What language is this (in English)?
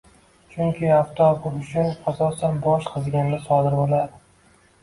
Uzbek